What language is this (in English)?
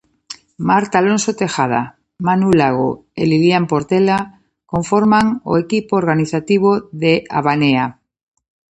Galician